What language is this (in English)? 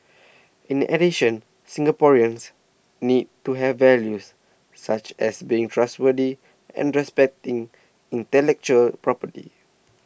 English